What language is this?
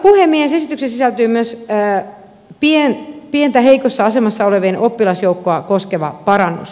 Finnish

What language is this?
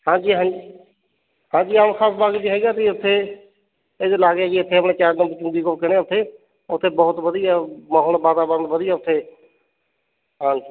Punjabi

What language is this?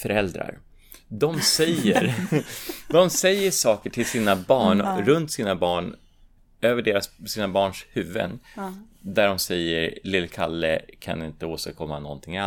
Swedish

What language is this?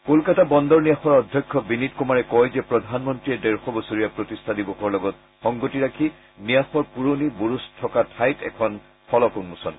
Assamese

